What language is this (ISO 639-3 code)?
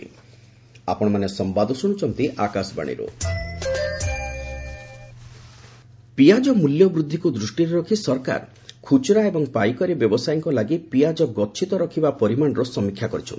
ori